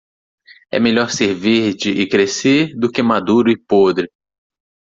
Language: Portuguese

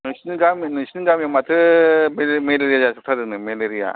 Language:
Bodo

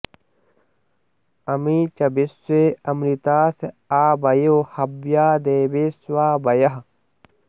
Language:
Sanskrit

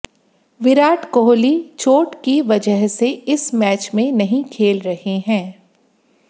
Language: Hindi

